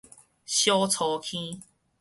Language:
Min Nan Chinese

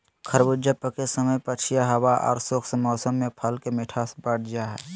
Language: Magahi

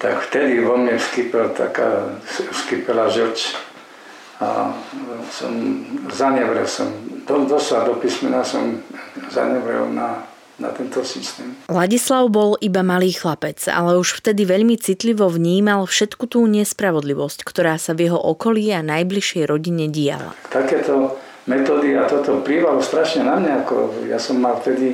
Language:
Slovak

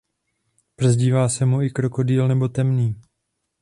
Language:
Czech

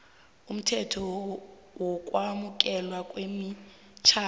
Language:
South Ndebele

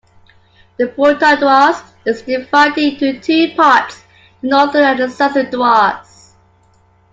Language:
English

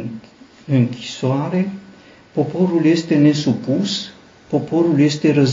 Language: Romanian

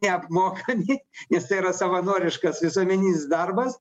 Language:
Lithuanian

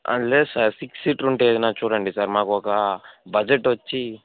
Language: Telugu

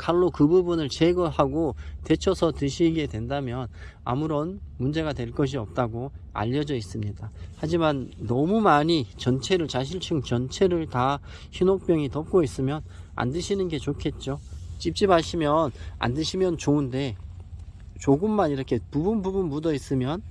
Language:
Korean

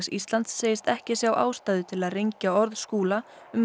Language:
Icelandic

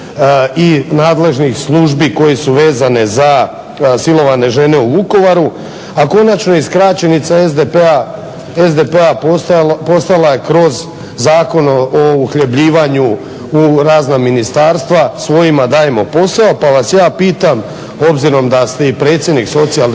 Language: Croatian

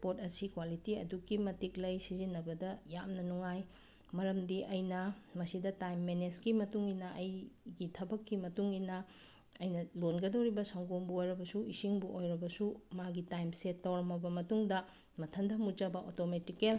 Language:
Manipuri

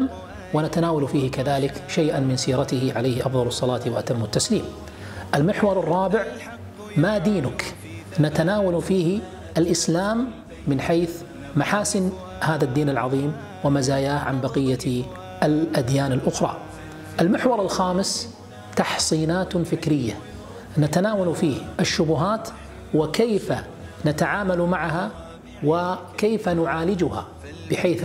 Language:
Arabic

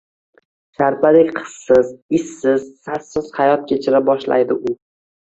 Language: Uzbek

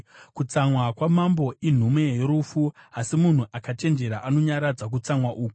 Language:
Shona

